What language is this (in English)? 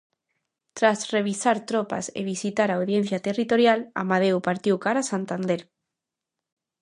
Galician